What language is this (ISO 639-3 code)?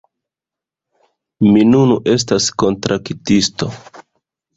epo